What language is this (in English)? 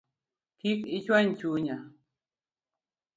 Luo (Kenya and Tanzania)